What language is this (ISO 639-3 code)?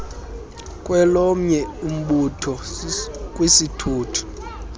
xho